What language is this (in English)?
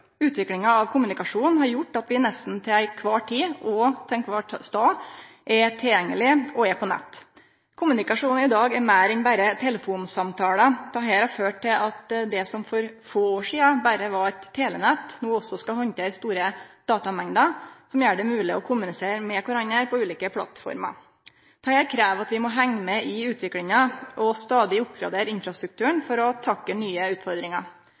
Norwegian Nynorsk